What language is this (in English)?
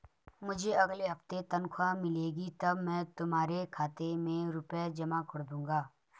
Hindi